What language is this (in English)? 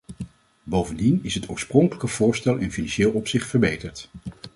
Dutch